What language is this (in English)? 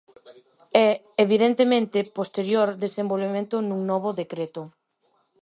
Galician